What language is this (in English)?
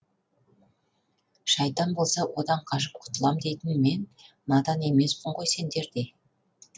Kazakh